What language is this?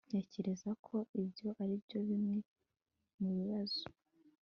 Kinyarwanda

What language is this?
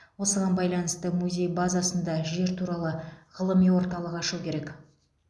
Kazakh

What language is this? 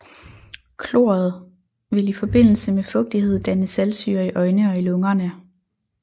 Danish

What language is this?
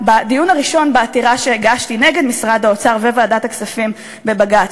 Hebrew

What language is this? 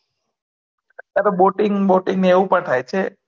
Gujarati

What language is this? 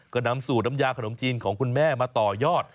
Thai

